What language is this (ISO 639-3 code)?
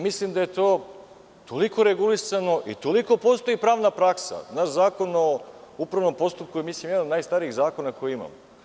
srp